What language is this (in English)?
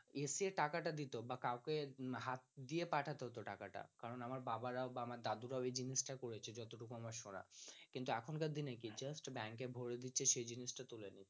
Bangla